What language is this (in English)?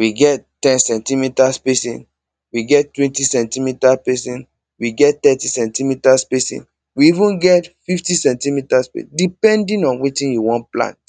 Nigerian Pidgin